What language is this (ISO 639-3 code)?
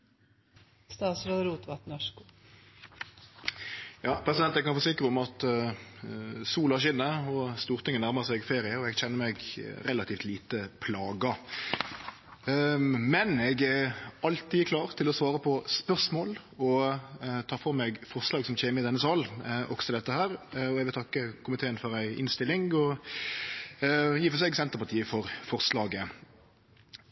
nno